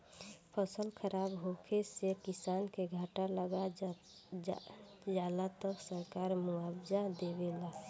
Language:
Bhojpuri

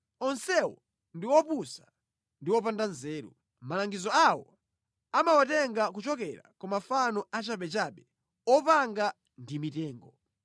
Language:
Nyanja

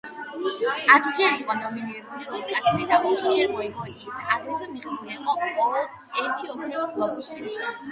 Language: Georgian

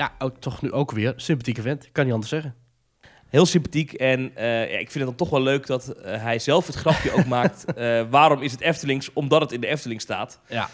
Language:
Dutch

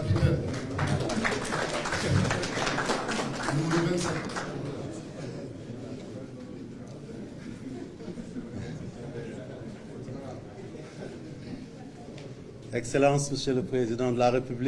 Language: French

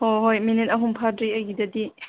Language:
Manipuri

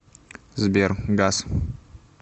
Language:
Russian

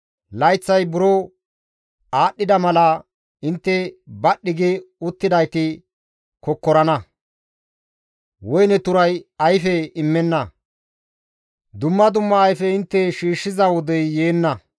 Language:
Gamo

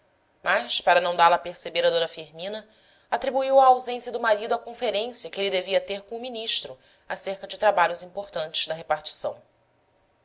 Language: Portuguese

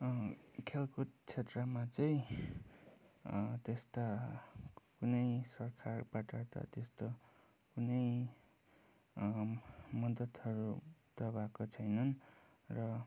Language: Nepali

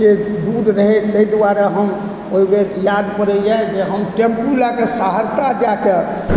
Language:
Maithili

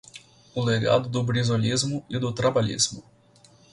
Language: Portuguese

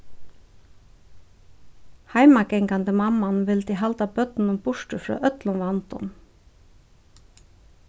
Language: Faroese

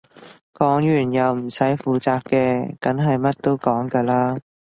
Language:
Cantonese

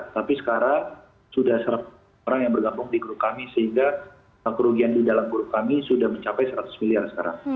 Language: Indonesian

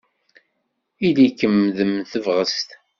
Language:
Kabyle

